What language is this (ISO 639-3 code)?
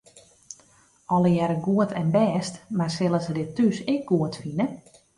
fry